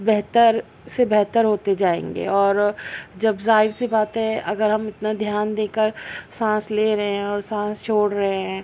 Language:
Urdu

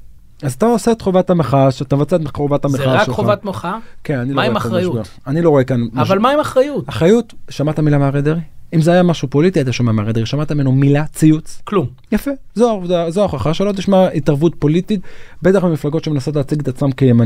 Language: Hebrew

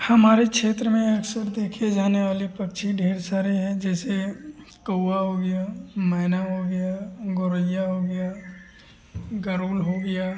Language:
Hindi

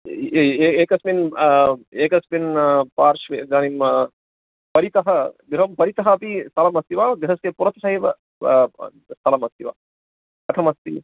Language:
Sanskrit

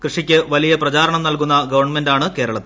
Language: Malayalam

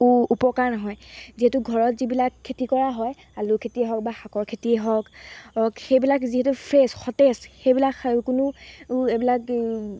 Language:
Assamese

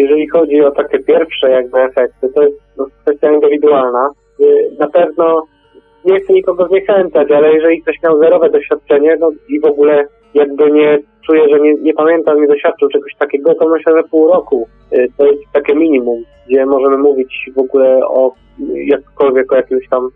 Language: Polish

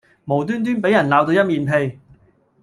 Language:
Cantonese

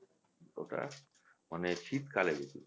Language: Bangla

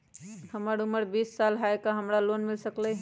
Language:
Magahi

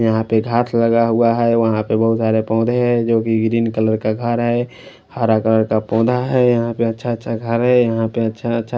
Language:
Hindi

